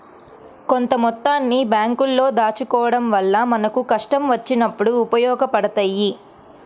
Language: Telugu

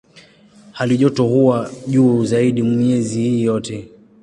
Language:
Swahili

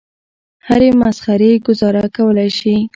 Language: Pashto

